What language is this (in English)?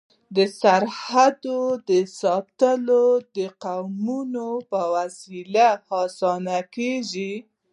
Pashto